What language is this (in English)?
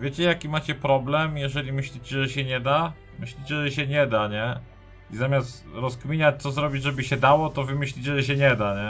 Polish